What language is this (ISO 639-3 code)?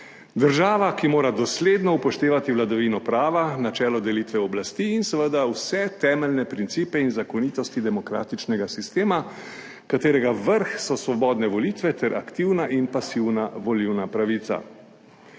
slv